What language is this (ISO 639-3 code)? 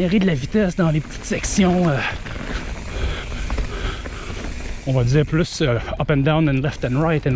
fra